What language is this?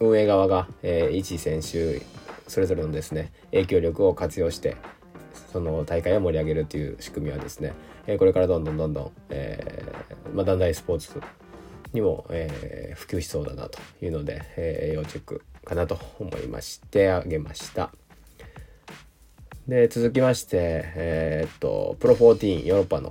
Japanese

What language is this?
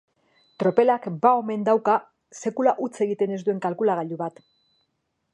Basque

